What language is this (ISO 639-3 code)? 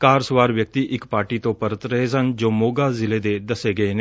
pan